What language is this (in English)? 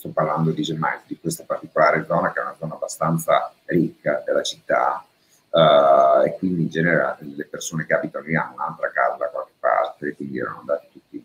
Italian